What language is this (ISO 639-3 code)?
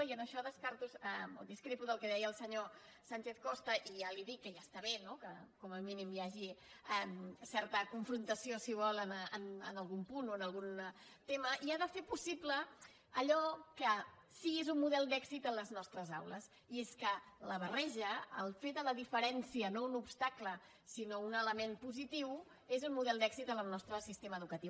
cat